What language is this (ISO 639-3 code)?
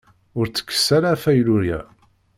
kab